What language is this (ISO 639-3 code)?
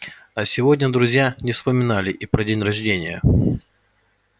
rus